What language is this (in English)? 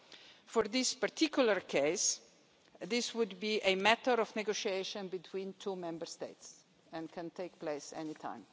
English